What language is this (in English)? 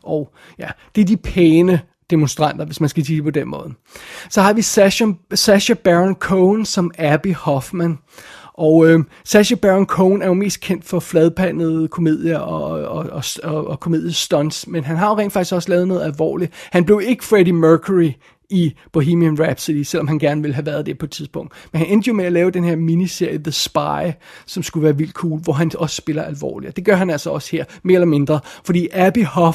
Danish